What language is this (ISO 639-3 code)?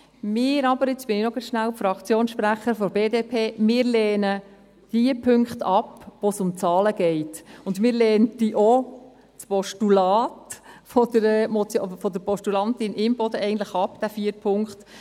gsw